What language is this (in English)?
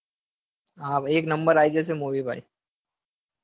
Gujarati